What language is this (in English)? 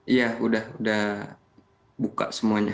Indonesian